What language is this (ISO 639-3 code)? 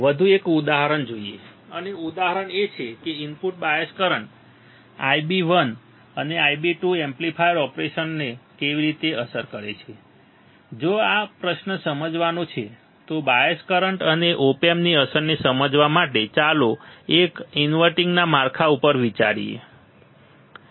guj